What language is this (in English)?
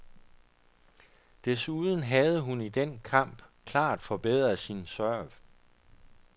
Danish